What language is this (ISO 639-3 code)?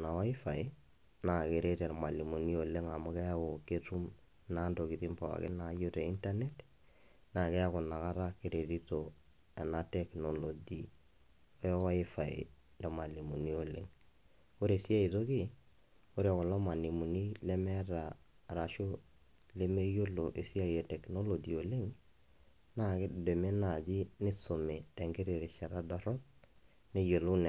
mas